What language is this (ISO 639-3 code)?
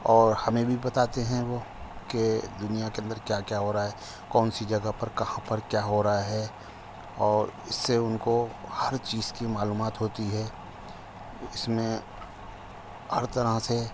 urd